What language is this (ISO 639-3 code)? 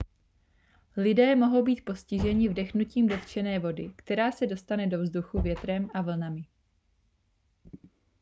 ces